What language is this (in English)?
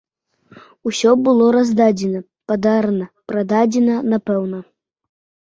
Belarusian